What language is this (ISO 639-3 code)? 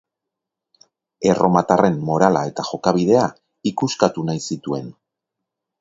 eus